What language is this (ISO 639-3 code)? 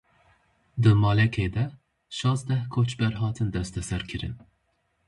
kur